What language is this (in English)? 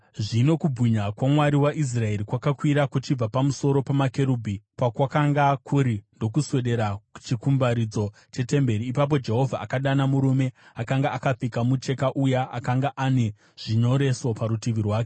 Shona